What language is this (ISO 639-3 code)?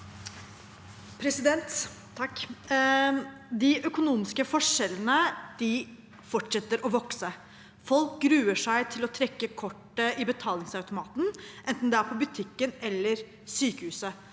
nor